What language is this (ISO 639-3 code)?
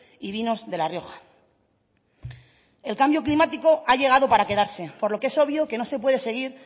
spa